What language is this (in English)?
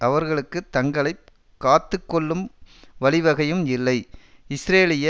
Tamil